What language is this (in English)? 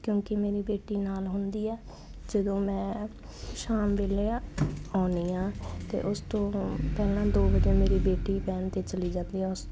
Punjabi